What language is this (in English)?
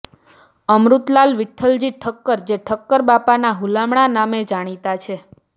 Gujarati